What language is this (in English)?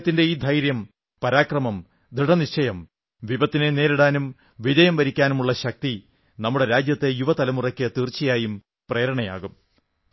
Malayalam